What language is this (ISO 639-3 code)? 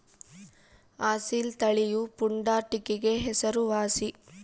kan